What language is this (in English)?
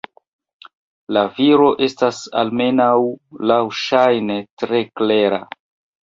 Esperanto